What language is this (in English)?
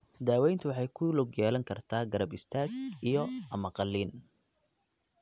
Somali